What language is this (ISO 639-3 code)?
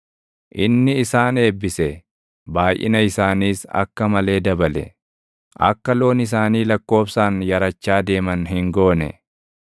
orm